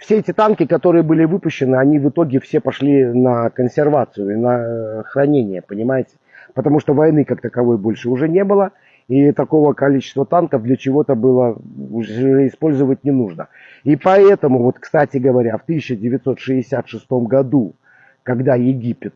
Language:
Russian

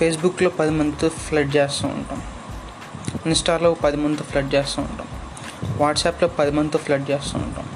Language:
Telugu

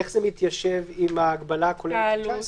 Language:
Hebrew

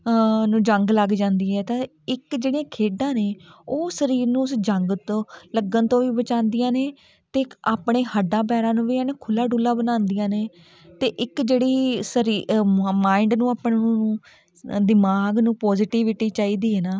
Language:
Punjabi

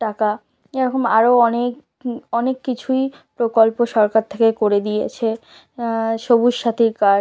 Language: Bangla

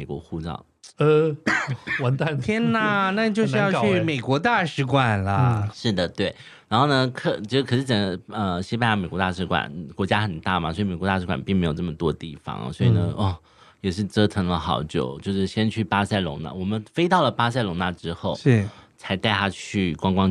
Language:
Chinese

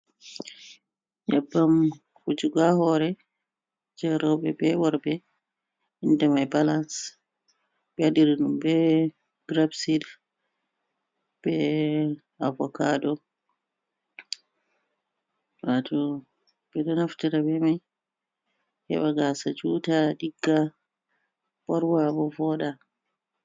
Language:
Fula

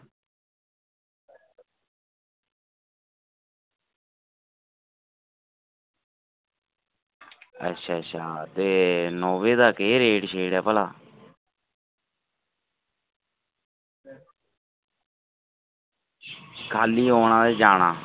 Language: Dogri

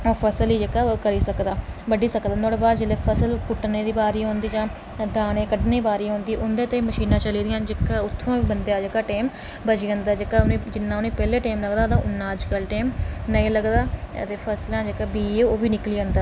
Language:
Dogri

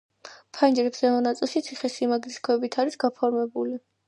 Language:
Georgian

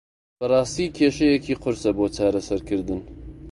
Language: Central Kurdish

